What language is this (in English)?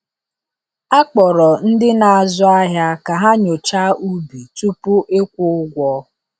Igbo